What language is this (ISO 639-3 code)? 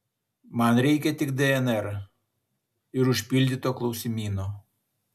lit